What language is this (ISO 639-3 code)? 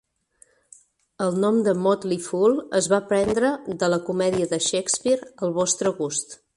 cat